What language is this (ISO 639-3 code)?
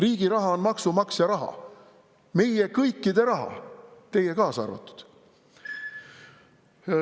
est